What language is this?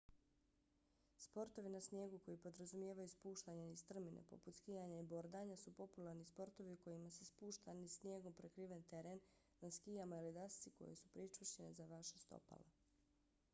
Bosnian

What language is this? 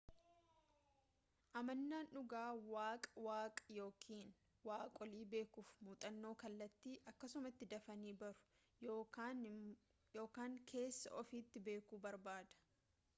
Oromo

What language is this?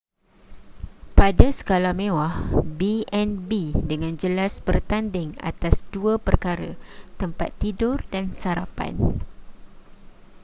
Malay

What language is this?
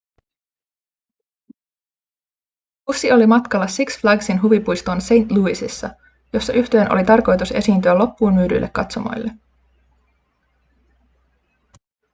Finnish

